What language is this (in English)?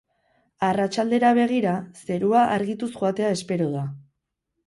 Basque